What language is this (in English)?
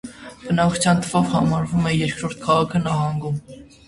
Armenian